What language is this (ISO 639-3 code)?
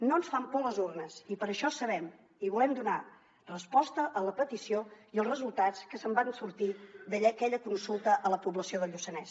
cat